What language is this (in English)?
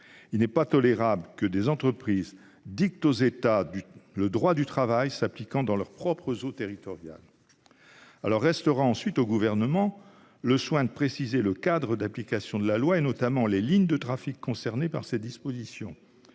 French